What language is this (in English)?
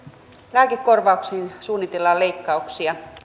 Finnish